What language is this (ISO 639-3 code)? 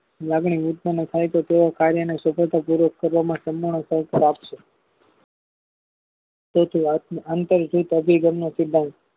guj